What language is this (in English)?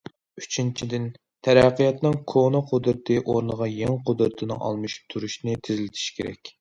Uyghur